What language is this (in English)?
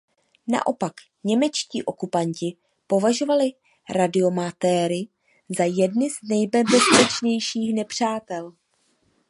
Czech